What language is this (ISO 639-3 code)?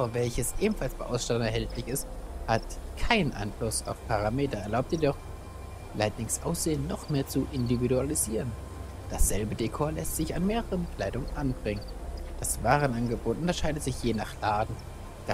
deu